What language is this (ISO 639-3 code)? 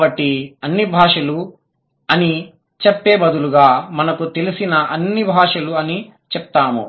tel